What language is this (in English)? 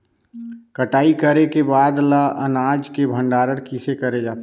Chhattisgarhi